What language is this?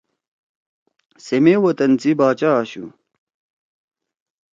Torwali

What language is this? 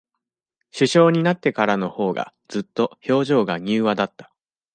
Japanese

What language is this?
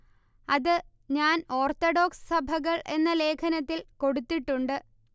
Malayalam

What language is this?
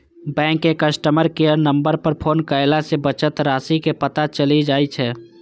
Maithili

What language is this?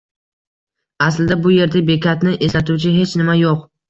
Uzbek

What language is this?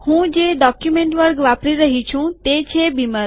Gujarati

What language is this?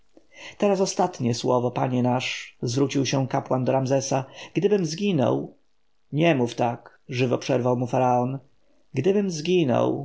Polish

